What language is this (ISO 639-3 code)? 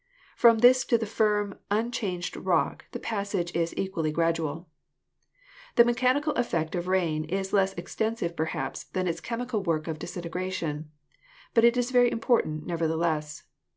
eng